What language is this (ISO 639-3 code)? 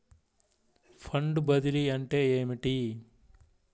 tel